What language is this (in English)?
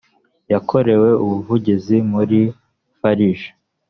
Kinyarwanda